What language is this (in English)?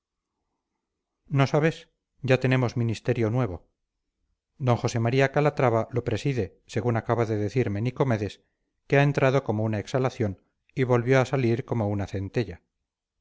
Spanish